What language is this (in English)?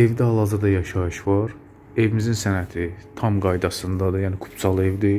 Turkish